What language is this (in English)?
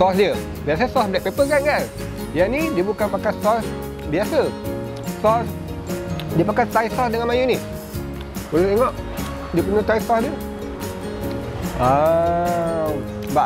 Malay